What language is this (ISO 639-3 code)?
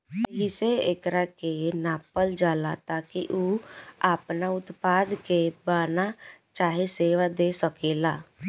bho